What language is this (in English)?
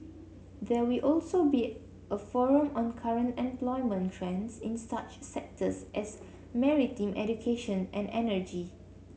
English